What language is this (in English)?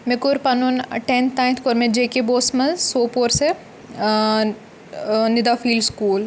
Kashmiri